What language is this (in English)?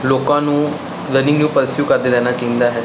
Punjabi